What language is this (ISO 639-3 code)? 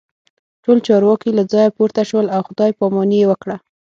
pus